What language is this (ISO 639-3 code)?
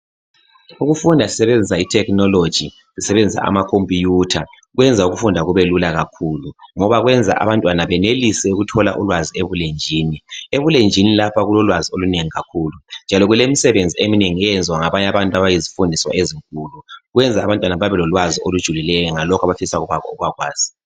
nde